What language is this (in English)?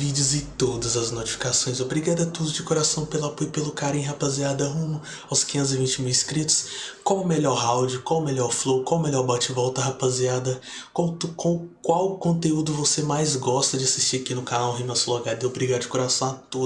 Portuguese